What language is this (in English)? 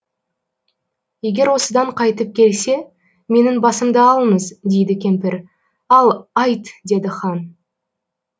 Kazakh